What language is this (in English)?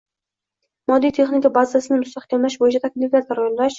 Uzbek